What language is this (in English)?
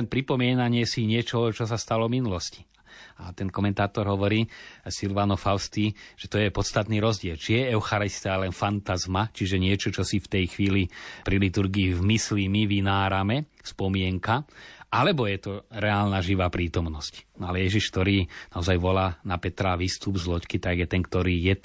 Slovak